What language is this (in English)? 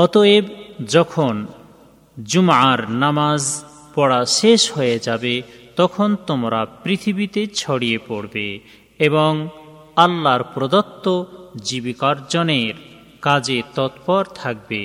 Bangla